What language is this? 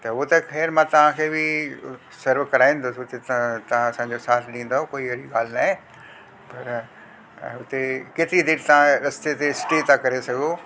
Sindhi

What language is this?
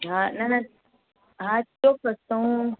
Gujarati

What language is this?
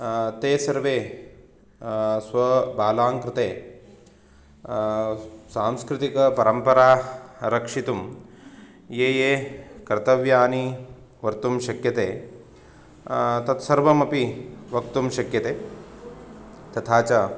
Sanskrit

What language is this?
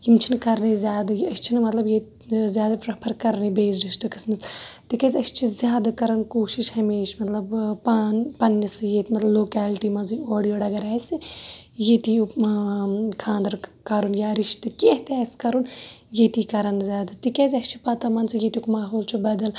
Kashmiri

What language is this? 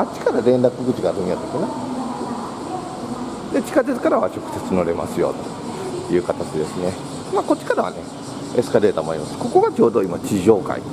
Japanese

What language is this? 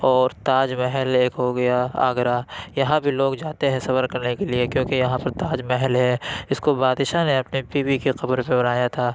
Urdu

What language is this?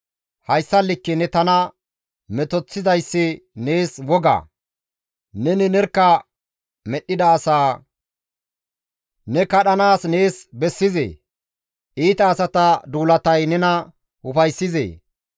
Gamo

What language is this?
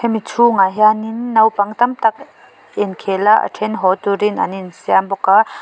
Mizo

